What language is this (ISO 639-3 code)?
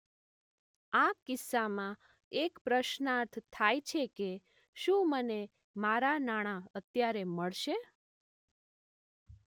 guj